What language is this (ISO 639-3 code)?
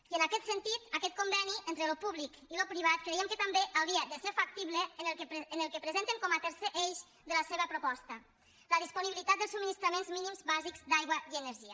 cat